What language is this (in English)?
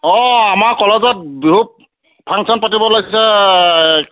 Assamese